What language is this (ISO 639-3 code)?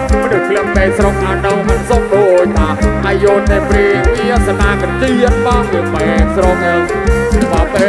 tha